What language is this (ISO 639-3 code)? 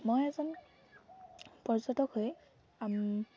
asm